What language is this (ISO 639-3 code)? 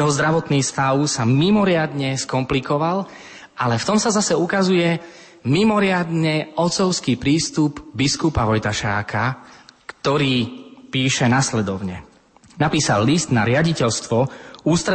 slk